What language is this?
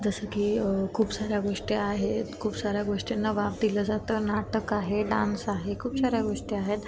Marathi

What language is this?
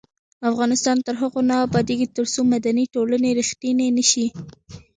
Pashto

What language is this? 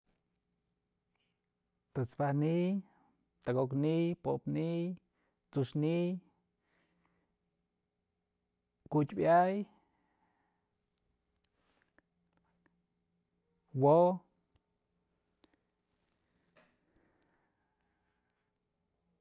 Mazatlán Mixe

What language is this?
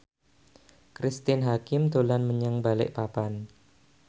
Javanese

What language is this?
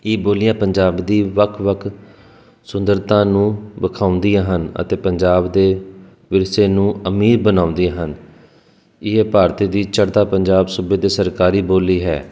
Punjabi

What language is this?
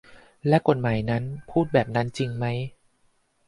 Thai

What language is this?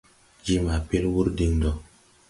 Tupuri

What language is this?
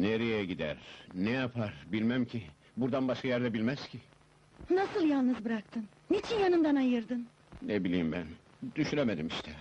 Turkish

